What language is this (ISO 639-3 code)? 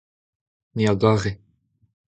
bre